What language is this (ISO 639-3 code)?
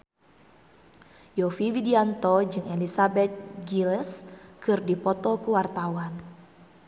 sun